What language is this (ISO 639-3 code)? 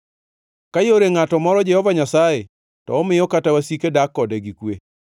luo